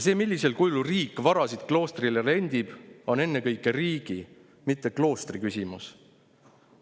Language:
Estonian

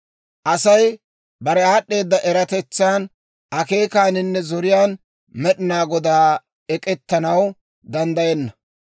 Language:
Dawro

